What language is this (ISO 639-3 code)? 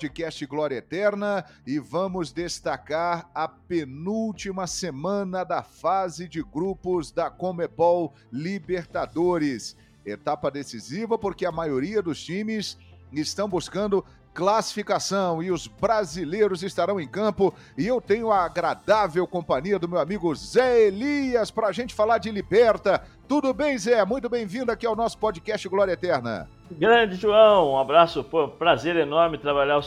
por